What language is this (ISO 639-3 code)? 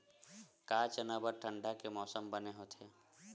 hne